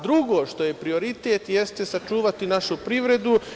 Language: Serbian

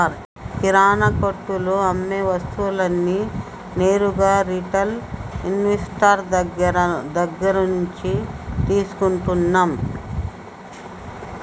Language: Telugu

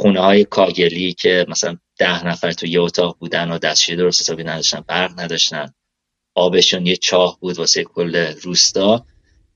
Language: Persian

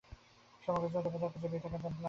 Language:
Bangla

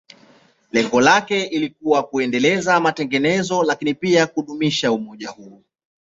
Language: Swahili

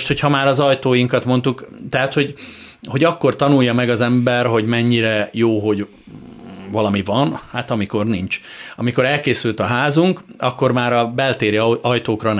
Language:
Hungarian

